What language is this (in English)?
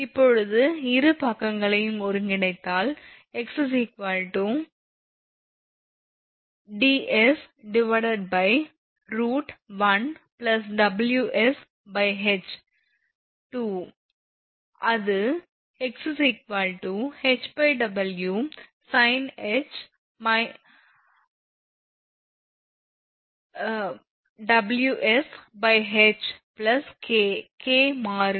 Tamil